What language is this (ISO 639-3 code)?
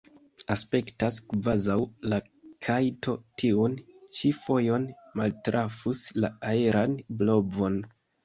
epo